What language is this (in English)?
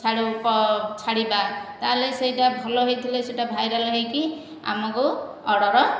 Odia